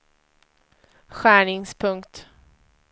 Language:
Swedish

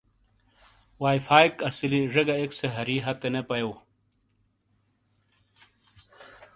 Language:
Shina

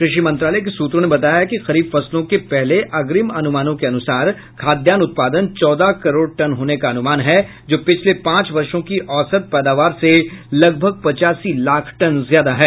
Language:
Hindi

